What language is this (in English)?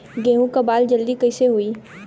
Bhojpuri